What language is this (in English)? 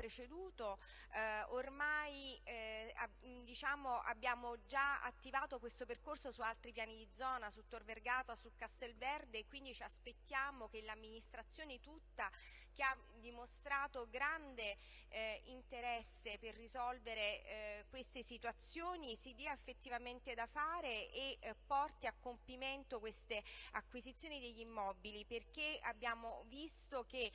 Italian